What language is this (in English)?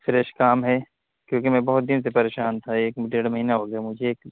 Urdu